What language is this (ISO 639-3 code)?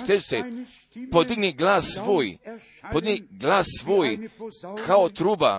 hrv